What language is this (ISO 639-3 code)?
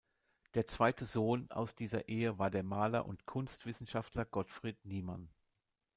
deu